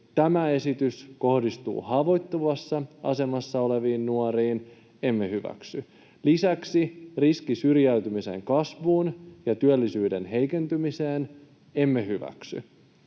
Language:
Finnish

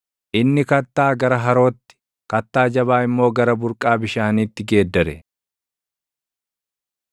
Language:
Oromo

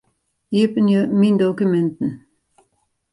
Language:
Western Frisian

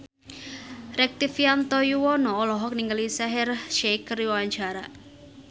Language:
Sundanese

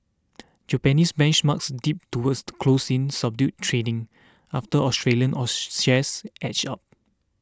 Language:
English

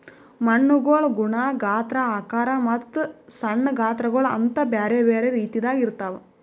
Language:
Kannada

